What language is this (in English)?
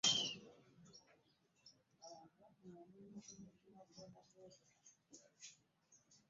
Ganda